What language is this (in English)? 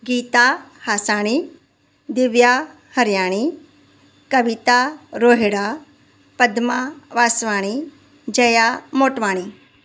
Sindhi